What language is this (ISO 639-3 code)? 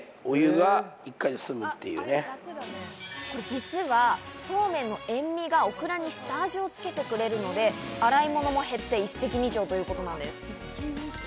jpn